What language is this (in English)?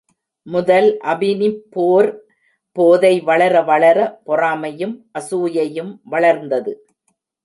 Tamil